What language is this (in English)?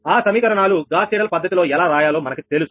Telugu